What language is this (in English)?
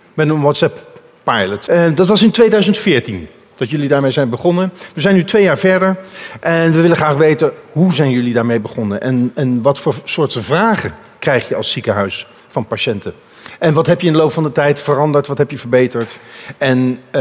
Dutch